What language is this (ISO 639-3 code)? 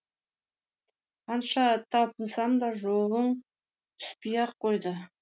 kaz